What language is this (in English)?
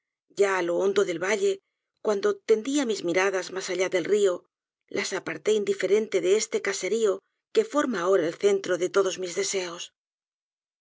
Spanish